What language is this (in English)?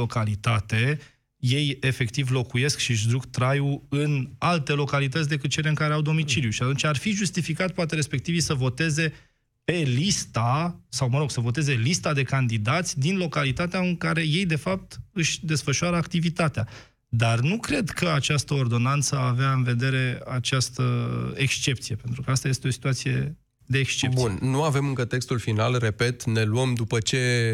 Romanian